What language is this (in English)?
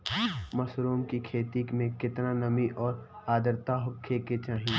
Bhojpuri